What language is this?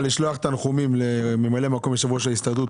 Hebrew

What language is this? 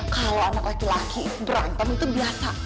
Indonesian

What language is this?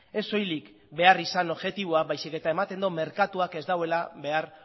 Basque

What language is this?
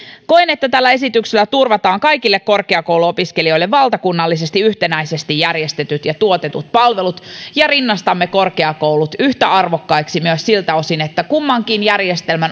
Finnish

